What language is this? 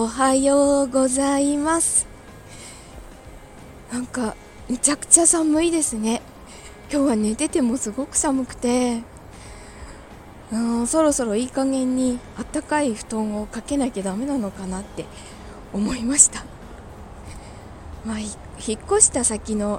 Japanese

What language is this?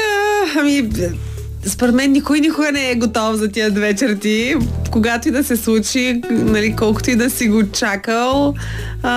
Bulgarian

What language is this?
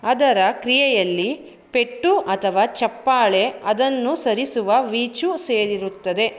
Kannada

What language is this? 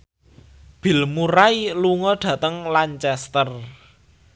Javanese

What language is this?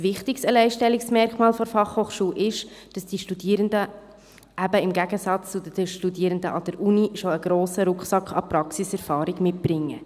Swiss German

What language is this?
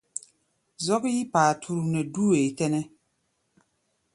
Gbaya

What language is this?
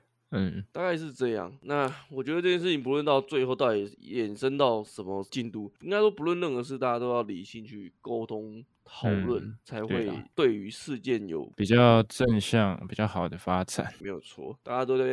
Chinese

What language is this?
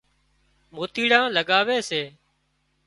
Wadiyara Koli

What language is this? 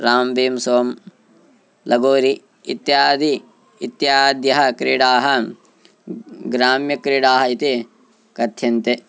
Sanskrit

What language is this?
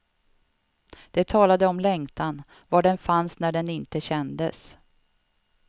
Swedish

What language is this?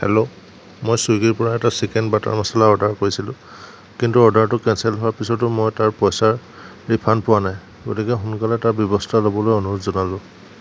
Assamese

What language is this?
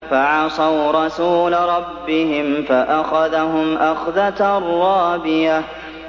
Arabic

